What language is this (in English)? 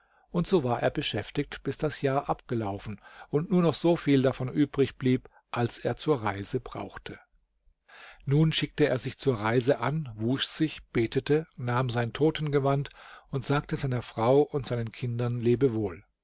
German